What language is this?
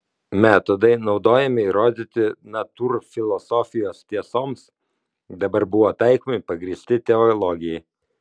Lithuanian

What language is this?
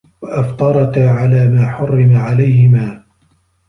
Arabic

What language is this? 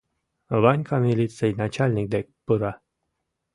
Mari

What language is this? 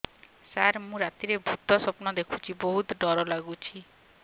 Odia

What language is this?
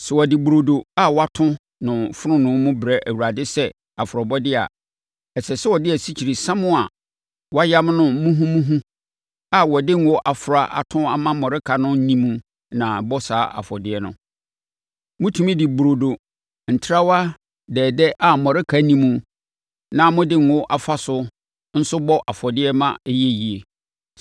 Akan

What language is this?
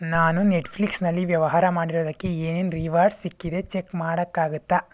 Kannada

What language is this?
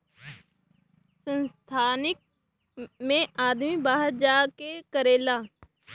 Bhojpuri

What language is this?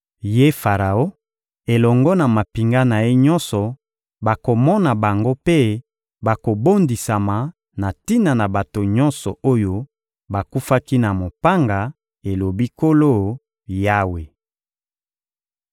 Lingala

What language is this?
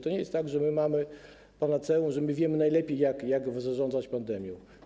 Polish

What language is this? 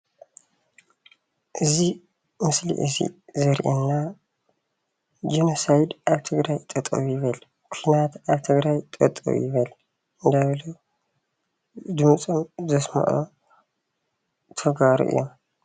Tigrinya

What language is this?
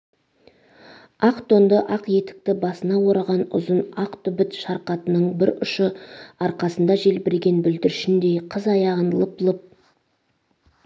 Kazakh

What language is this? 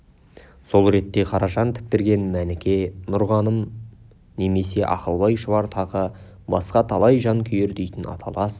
Kazakh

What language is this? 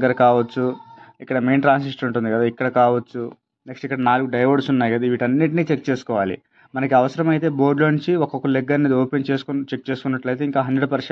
Telugu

